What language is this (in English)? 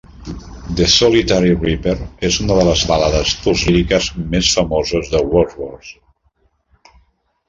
Catalan